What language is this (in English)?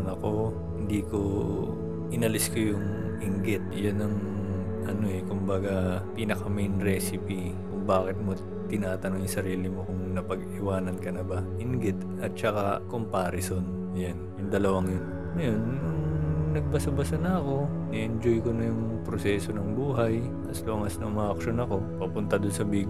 Filipino